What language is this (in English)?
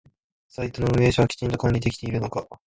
Japanese